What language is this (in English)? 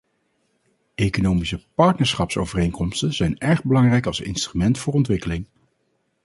Dutch